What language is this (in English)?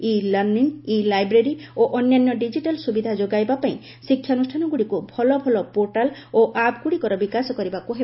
Odia